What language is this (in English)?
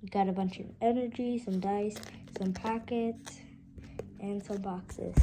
English